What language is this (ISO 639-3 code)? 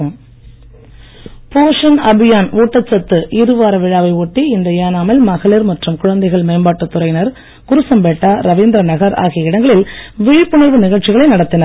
tam